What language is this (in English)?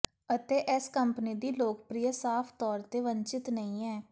Punjabi